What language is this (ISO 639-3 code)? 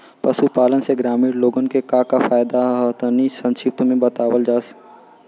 bho